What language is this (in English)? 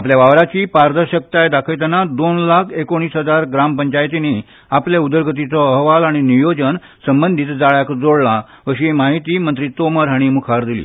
Konkani